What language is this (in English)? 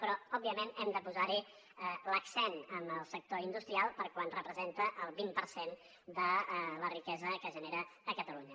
Catalan